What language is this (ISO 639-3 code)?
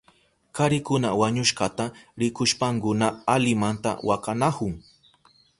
qup